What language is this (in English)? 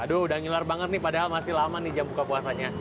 Indonesian